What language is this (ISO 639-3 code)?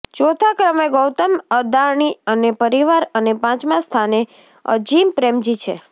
guj